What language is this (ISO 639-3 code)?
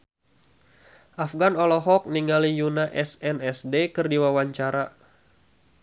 sun